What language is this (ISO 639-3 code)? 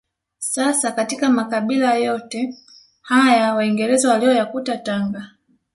swa